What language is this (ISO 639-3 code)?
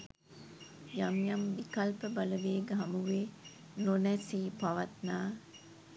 sin